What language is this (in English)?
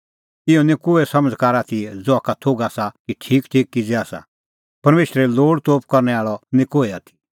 Kullu Pahari